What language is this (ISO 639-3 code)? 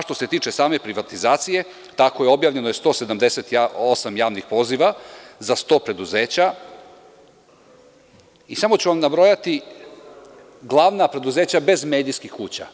srp